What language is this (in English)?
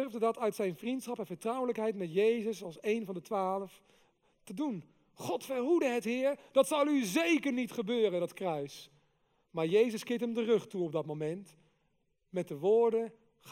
Dutch